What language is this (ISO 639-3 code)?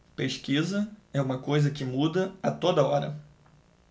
por